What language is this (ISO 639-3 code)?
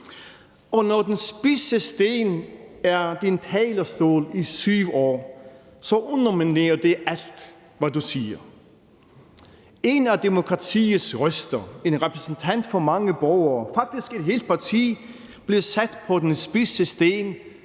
dan